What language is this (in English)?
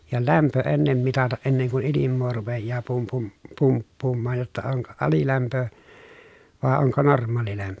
Finnish